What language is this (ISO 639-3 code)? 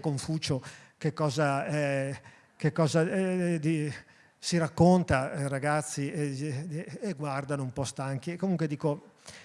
ita